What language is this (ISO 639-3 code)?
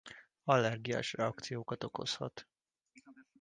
hun